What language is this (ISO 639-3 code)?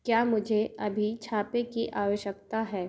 hin